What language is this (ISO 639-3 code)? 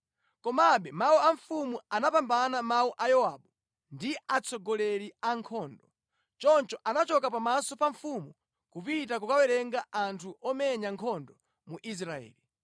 nya